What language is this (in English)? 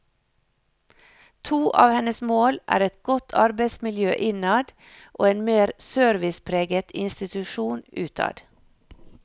Norwegian